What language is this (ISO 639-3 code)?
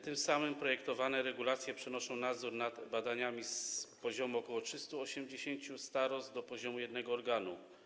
pol